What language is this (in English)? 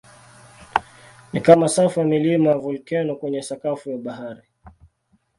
Swahili